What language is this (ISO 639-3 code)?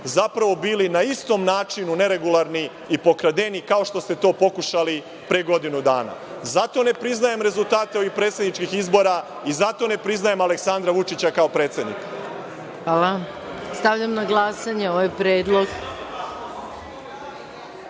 srp